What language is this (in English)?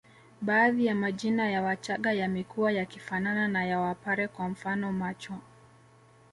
Swahili